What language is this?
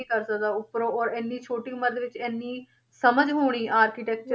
Punjabi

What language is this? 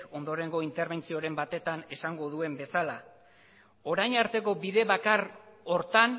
Basque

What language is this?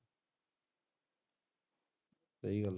Punjabi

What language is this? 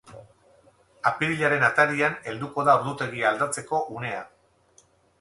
Basque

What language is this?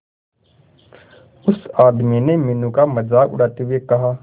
Hindi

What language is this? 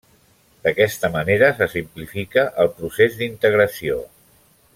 Catalan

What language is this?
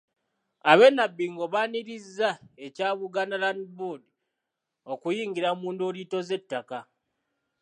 Ganda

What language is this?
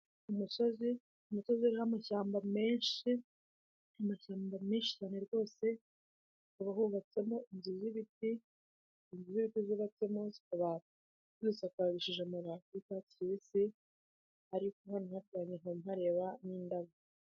Kinyarwanda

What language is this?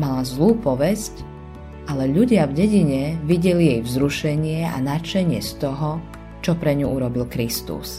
Slovak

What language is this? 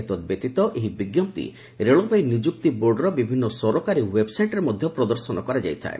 Odia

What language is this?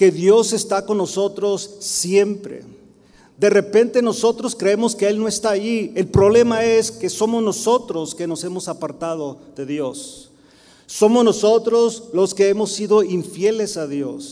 Spanish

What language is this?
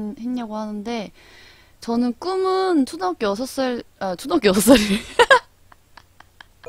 Korean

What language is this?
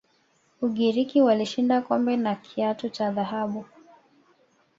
Swahili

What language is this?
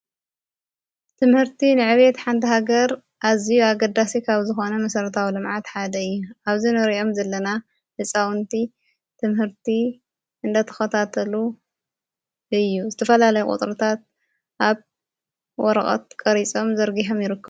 Tigrinya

